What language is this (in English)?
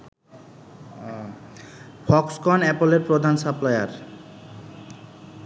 Bangla